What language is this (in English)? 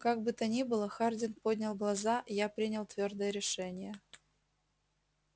Russian